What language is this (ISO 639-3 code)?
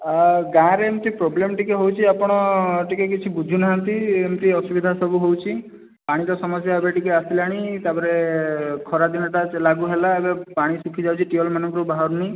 ori